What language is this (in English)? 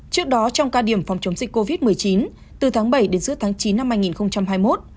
Vietnamese